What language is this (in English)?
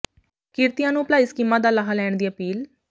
Punjabi